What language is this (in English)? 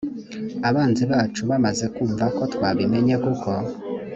Kinyarwanda